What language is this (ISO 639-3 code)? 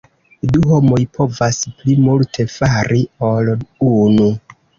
epo